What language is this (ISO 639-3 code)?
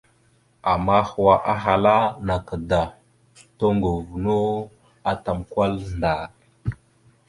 mxu